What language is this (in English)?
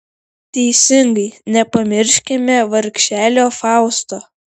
Lithuanian